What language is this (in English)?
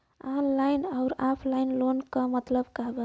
Bhojpuri